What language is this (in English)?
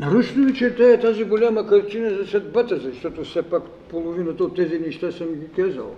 Bulgarian